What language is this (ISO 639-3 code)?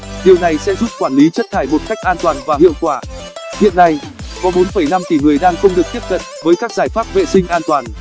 vie